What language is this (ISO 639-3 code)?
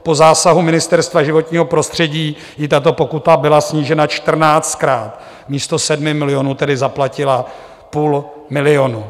ces